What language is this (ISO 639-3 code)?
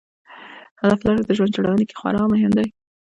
pus